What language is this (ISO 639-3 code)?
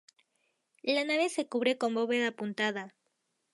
spa